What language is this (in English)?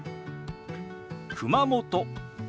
Japanese